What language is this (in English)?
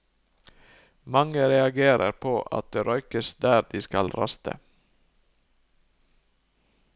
Norwegian